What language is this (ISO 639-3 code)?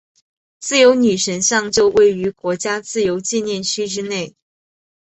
zho